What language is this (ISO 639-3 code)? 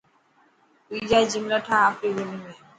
mki